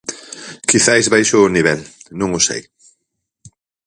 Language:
Galician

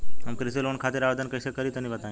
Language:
Bhojpuri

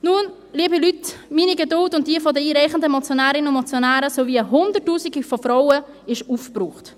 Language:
Swiss German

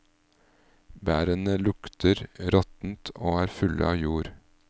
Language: Norwegian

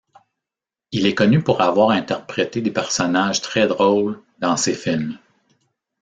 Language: French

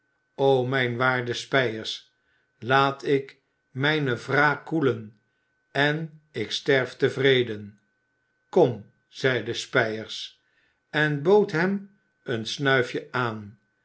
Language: Dutch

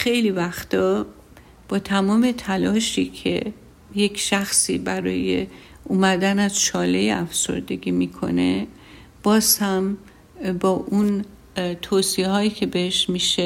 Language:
Persian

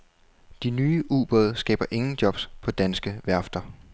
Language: Danish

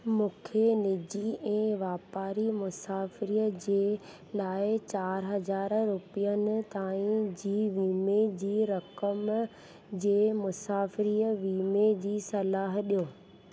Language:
Sindhi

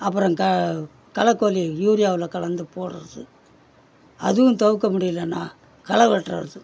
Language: Tamil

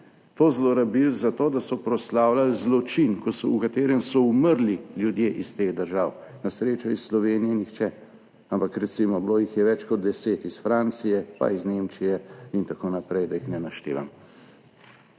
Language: Slovenian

